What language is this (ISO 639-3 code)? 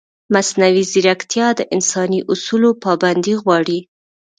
pus